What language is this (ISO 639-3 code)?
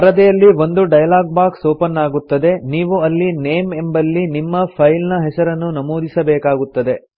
kan